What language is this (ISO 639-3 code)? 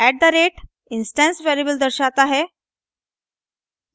hin